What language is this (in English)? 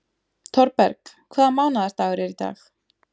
Icelandic